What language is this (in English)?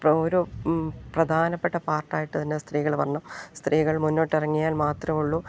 Malayalam